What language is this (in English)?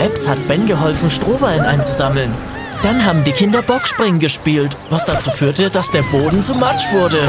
German